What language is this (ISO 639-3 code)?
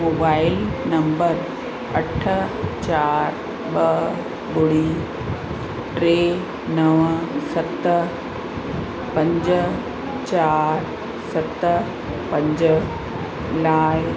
snd